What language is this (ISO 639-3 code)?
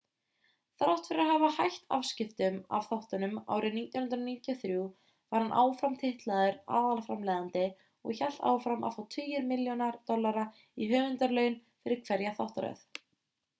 isl